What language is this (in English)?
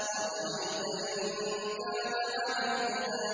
Arabic